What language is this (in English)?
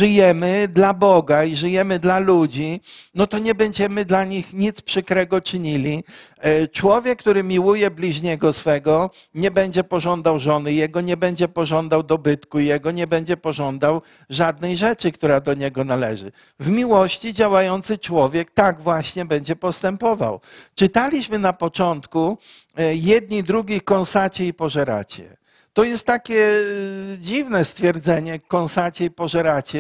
Polish